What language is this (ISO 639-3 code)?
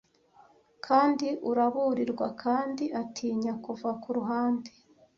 kin